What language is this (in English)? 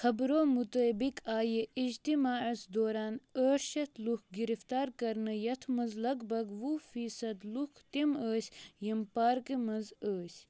Kashmiri